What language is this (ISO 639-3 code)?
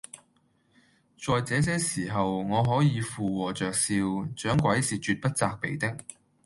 yue